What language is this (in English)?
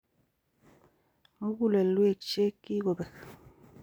Kalenjin